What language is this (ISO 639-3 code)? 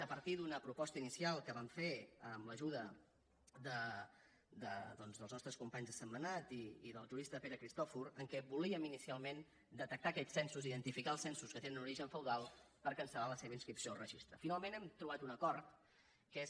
cat